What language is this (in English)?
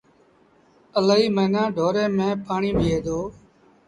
Sindhi Bhil